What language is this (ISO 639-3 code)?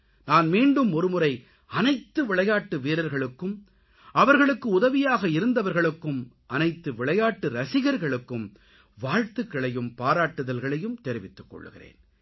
tam